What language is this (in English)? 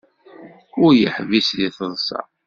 Kabyle